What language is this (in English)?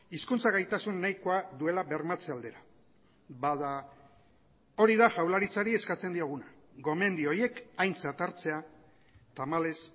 Basque